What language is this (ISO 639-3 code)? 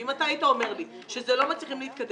heb